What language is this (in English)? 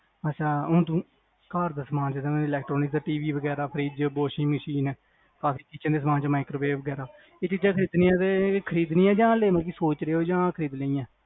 Punjabi